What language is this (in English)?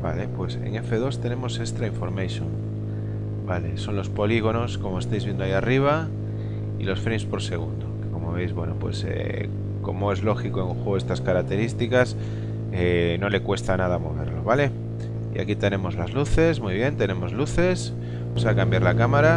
Spanish